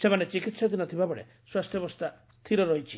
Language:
Odia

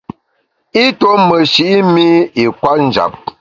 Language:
Bamun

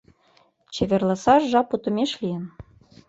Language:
Mari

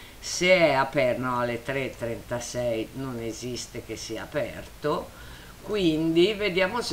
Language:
Italian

